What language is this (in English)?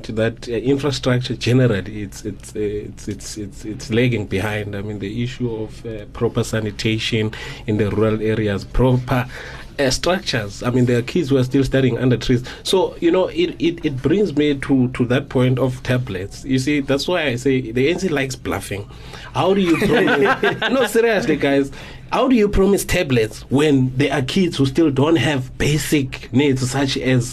English